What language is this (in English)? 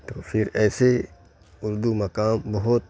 Urdu